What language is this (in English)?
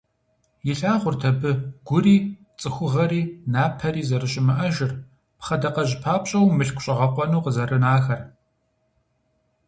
Kabardian